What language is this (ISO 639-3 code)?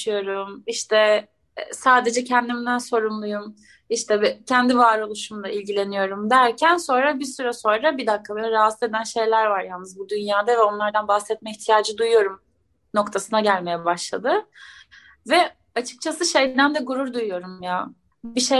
tur